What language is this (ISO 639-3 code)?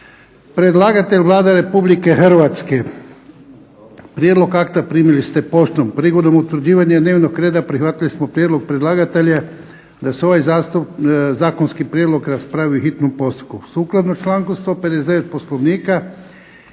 hrv